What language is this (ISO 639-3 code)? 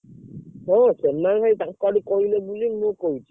ori